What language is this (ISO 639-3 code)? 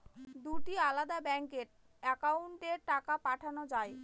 ben